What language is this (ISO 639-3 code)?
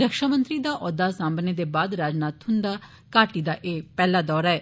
doi